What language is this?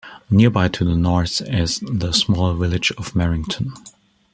English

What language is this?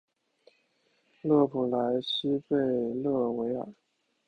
Chinese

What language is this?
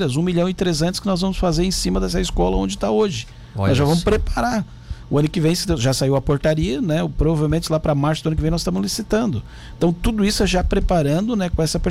Portuguese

